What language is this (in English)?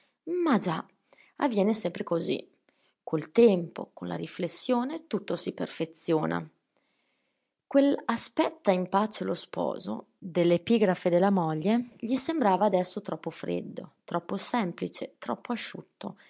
Italian